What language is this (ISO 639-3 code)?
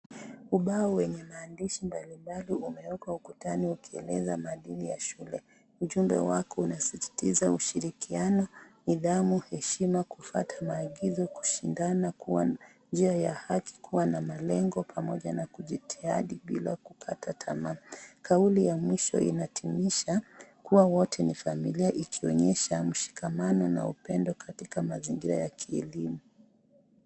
swa